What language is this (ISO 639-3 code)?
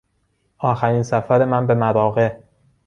fas